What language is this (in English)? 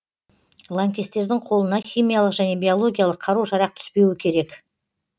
Kazakh